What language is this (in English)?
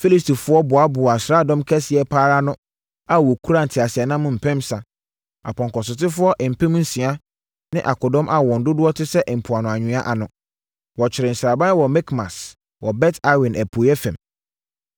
Akan